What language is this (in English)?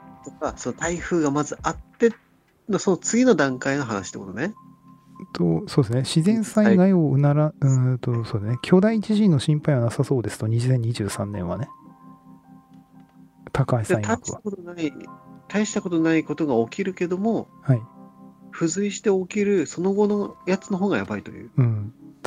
Japanese